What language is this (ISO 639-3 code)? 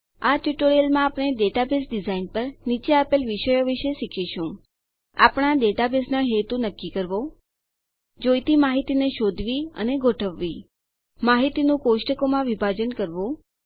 guj